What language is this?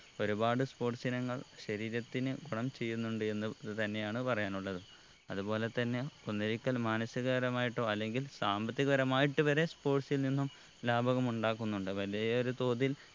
Malayalam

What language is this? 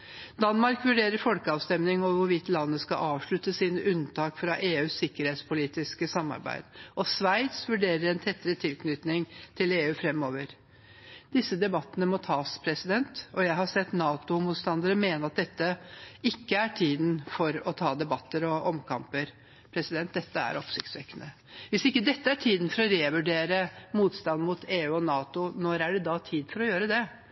Norwegian Bokmål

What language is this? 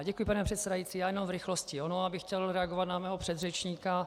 Czech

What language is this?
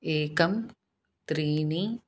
Sanskrit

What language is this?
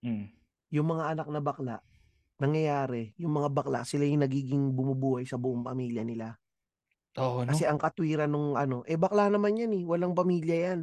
Filipino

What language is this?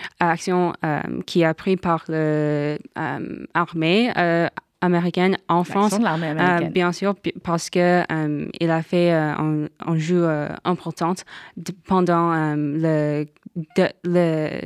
French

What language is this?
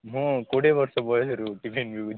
Odia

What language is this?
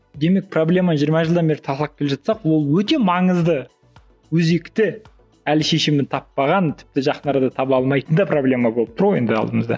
Kazakh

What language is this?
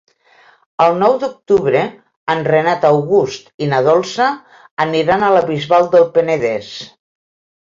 Catalan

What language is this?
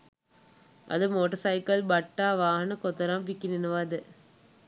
Sinhala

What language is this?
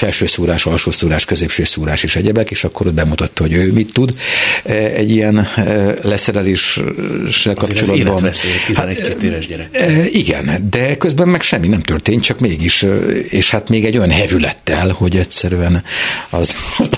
Hungarian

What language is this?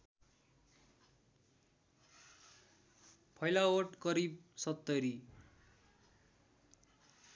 Nepali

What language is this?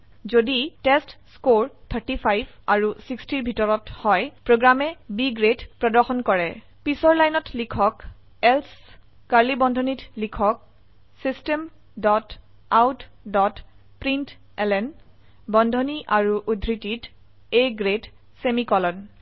Assamese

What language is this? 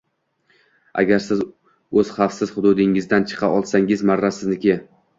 Uzbek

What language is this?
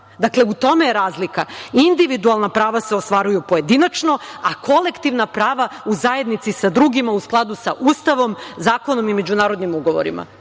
Serbian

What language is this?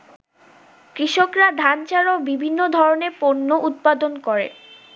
Bangla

